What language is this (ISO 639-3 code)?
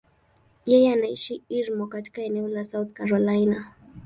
swa